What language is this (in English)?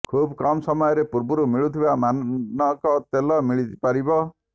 Odia